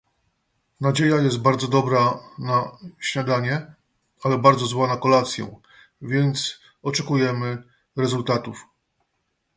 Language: Polish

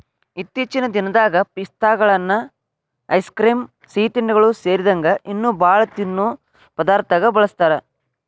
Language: Kannada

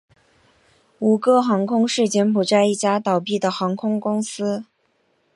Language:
Chinese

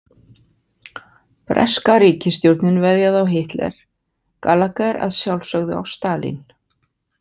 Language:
Icelandic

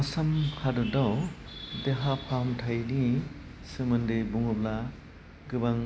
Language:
Bodo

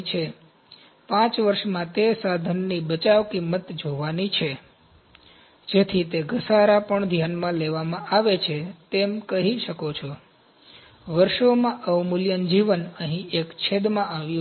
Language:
Gujarati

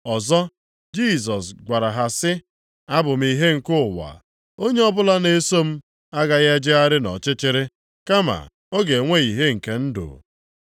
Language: Igbo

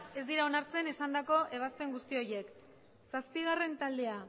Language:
Basque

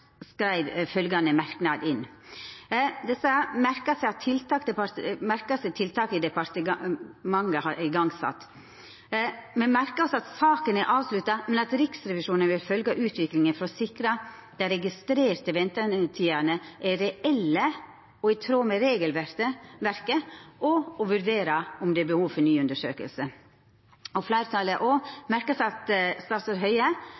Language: Norwegian Nynorsk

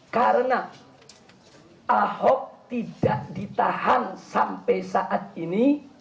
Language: Indonesian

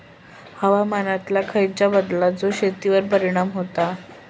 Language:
Marathi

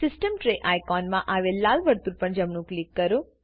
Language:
Gujarati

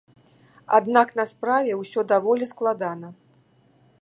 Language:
Belarusian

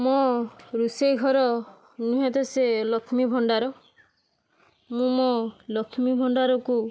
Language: Odia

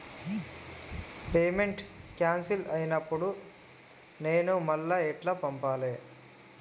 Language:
Telugu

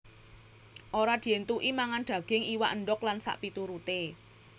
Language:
Javanese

